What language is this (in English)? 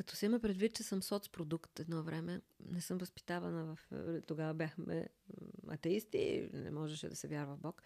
Bulgarian